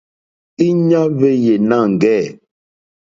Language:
Mokpwe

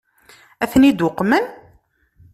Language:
Kabyle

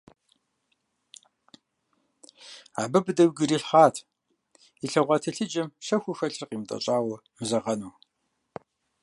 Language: Kabardian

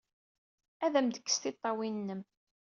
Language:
Kabyle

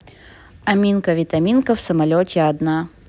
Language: Russian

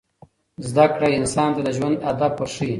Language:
Pashto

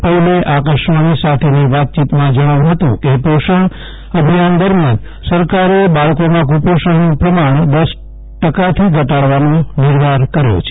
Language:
Gujarati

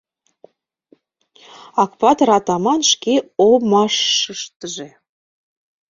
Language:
Mari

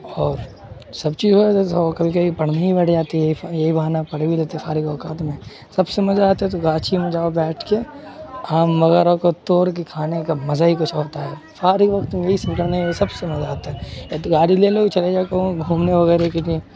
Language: Urdu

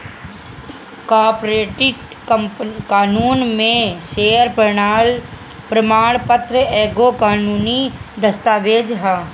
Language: Bhojpuri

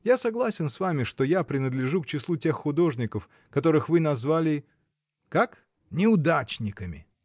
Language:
Russian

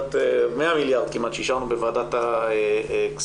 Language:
Hebrew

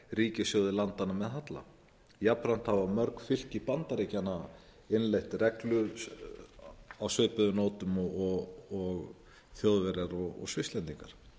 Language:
Icelandic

